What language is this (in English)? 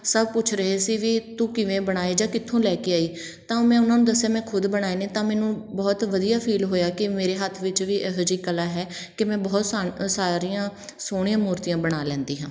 Punjabi